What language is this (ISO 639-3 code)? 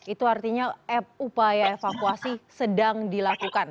ind